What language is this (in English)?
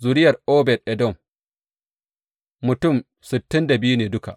Hausa